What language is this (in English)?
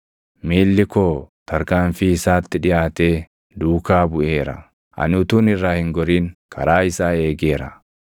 Oromo